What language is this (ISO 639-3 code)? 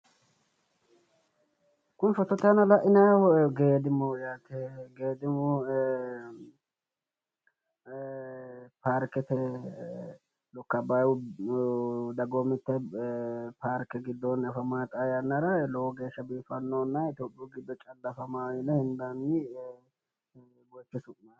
sid